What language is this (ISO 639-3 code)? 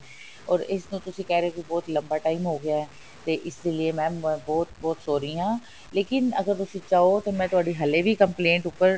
pan